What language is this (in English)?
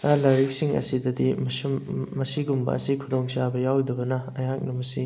Manipuri